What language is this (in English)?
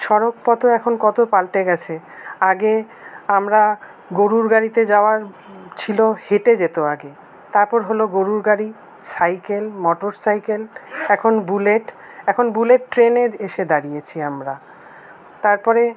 Bangla